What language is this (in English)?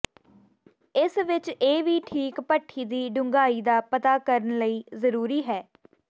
Punjabi